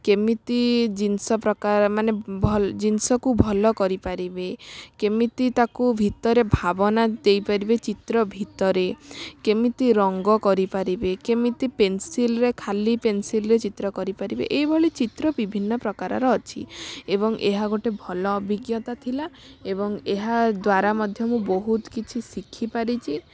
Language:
Odia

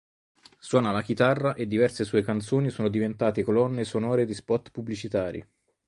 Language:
Italian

